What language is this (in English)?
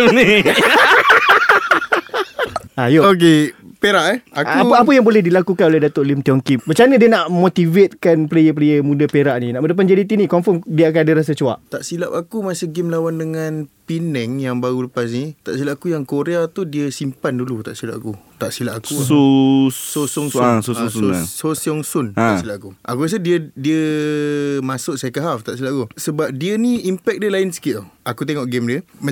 Malay